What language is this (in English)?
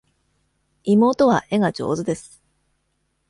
Japanese